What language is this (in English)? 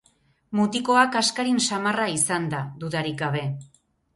Basque